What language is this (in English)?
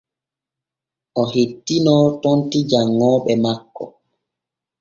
Borgu Fulfulde